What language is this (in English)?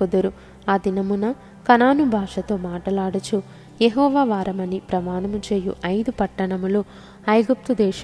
Telugu